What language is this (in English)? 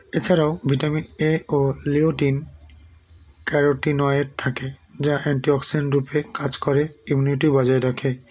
Bangla